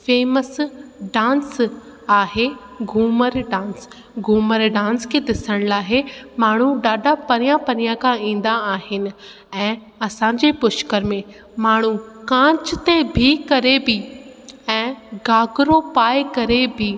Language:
Sindhi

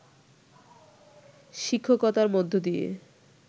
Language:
Bangla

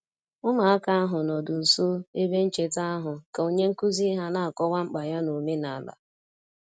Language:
Igbo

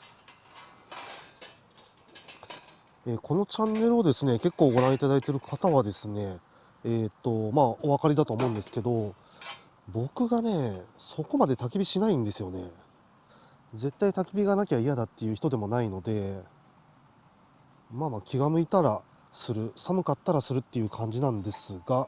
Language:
Japanese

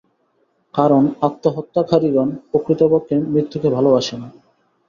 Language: Bangla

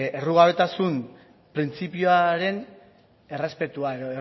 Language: Basque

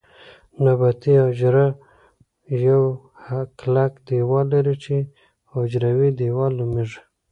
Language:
Pashto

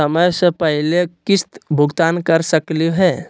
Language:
Magahi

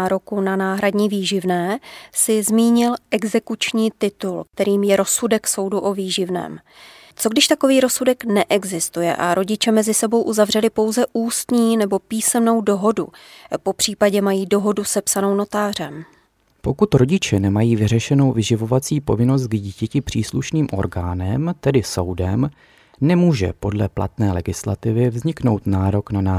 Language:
Czech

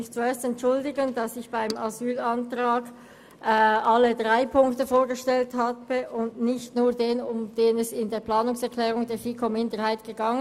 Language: Swiss German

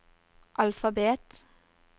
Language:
Norwegian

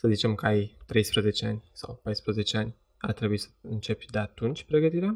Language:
Romanian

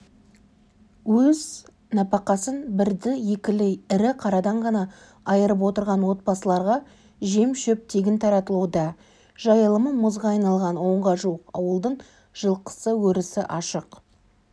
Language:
Kazakh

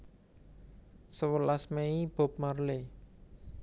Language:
Javanese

